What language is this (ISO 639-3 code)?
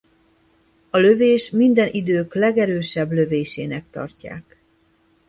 hun